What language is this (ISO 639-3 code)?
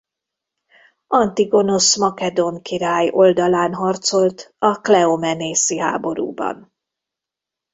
hun